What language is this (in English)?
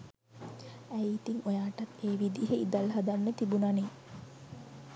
Sinhala